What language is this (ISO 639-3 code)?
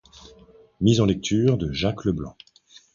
fra